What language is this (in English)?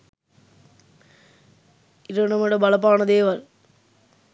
Sinhala